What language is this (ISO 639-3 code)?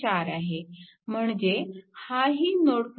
mar